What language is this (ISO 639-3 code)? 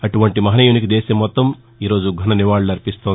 tel